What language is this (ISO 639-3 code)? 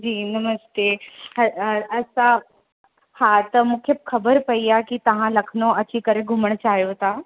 snd